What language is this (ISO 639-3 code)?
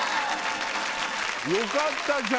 jpn